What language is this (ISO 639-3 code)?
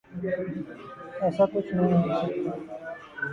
urd